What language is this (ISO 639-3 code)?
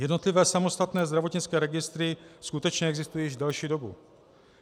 ces